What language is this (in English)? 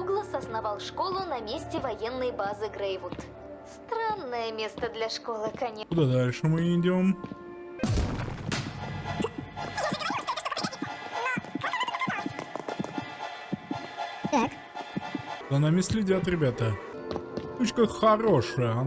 Russian